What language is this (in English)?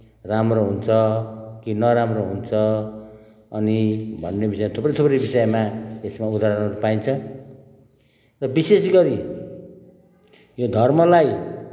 Nepali